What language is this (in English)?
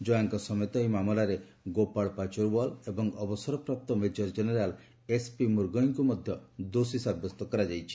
Odia